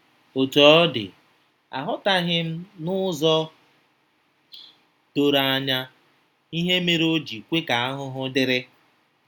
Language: Igbo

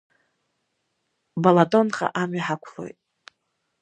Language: Abkhazian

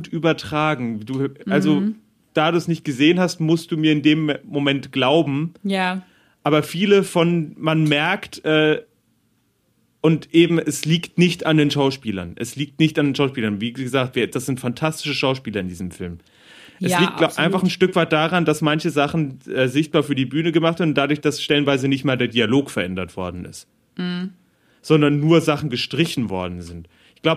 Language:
German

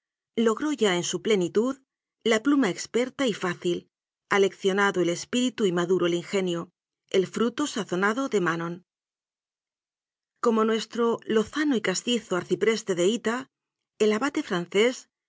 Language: Spanish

